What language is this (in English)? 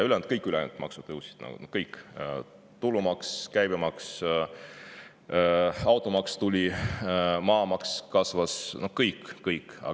Estonian